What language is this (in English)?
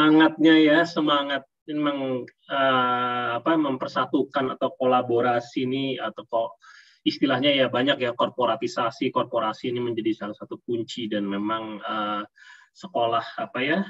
Indonesian